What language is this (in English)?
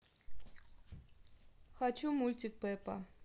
Russian